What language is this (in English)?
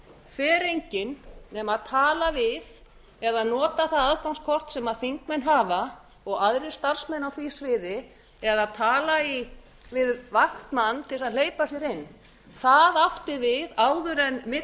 Icelandic